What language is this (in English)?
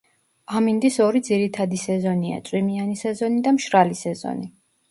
Georgian